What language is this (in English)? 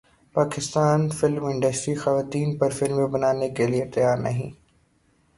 Urdu